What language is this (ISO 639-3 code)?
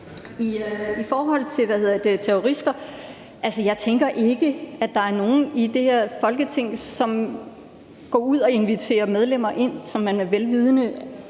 dan